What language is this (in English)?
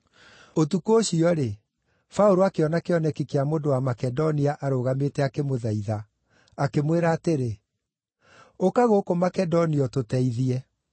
Kikuyu